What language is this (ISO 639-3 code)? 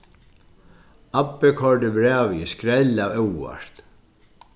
fao